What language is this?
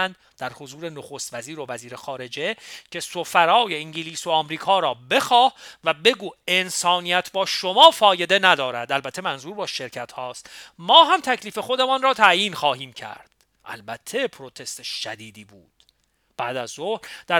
Persian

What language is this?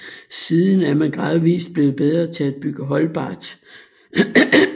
Danish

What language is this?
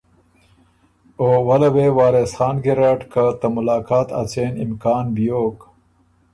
Ormuri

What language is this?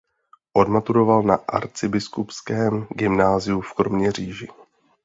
Czech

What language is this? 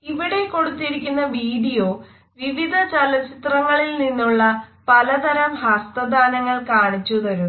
Malayalam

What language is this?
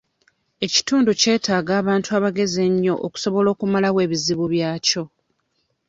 Ganda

